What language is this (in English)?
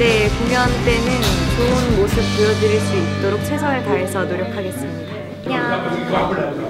Korean